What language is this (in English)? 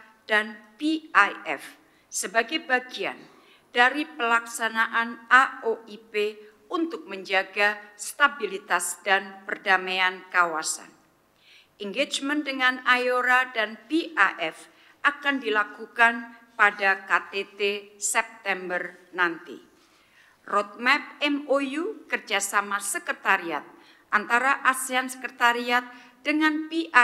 Indonesian